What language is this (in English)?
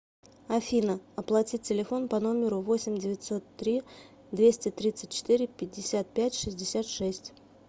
Russian